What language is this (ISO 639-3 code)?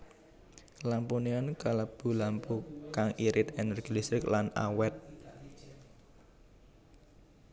jav